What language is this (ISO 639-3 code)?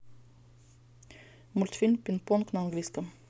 rus